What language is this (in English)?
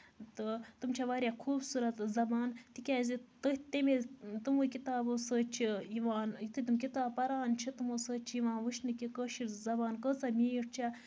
Kashmiri